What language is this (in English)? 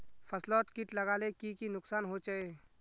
Magahi